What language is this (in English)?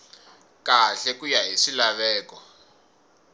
Tsonga